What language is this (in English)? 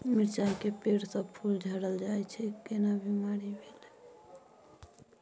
Maithili